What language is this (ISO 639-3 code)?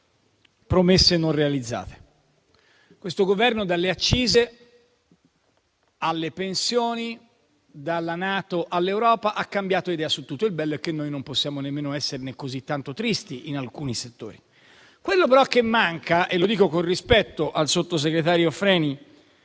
ita